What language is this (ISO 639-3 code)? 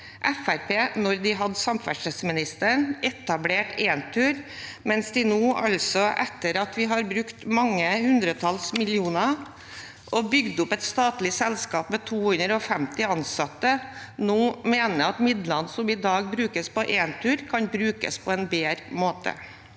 nor